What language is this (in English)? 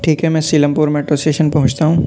Urdu